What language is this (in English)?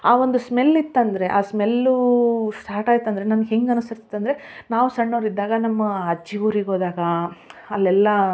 Kannada